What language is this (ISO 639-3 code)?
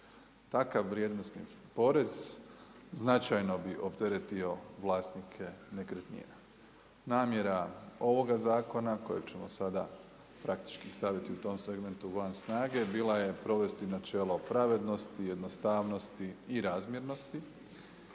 hrv